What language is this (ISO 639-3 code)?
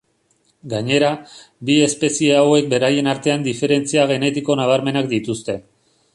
eus